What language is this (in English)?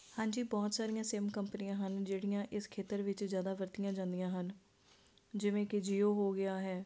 Punjabi